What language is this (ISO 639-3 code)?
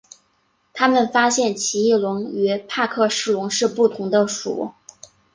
zho